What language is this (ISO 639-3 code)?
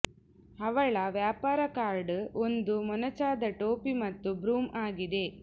kan